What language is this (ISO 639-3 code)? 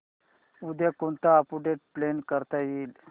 mar